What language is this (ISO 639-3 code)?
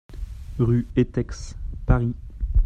fra